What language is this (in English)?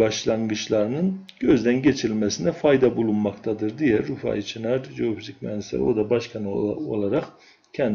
Turkish